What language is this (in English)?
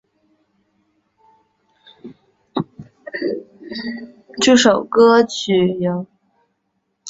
Chinese